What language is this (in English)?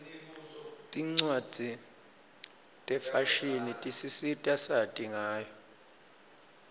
Swati